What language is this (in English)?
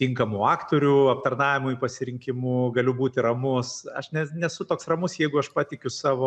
Lithuanian